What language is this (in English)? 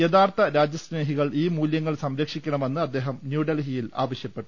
Malayalam